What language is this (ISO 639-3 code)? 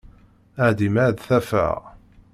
kab